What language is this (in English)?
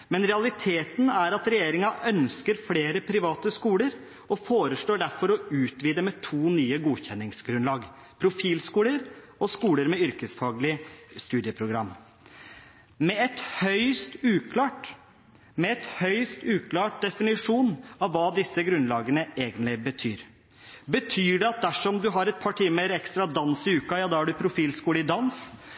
Norwegian Bokmål